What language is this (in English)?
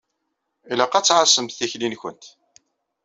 Kabyle